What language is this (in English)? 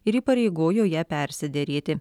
Lithuanian